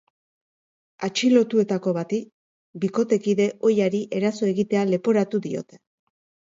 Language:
Basque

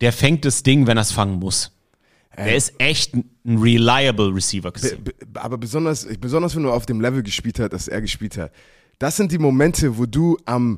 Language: German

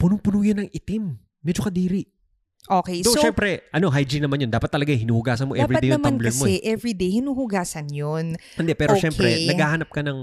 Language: Filipino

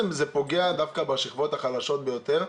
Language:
Hebrew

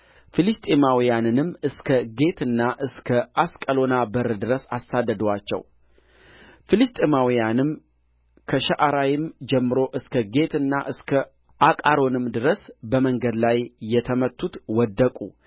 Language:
Amharic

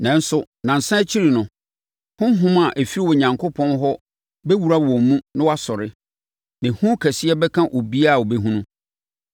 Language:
Akan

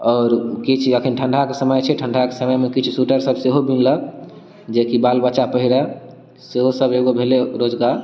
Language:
Maithili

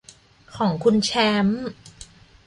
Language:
Thai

